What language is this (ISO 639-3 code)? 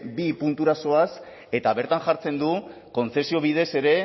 eus